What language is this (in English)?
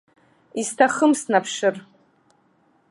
Abkhazian